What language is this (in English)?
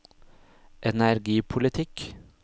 Norwegian